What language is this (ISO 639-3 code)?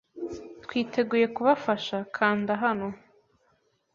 kin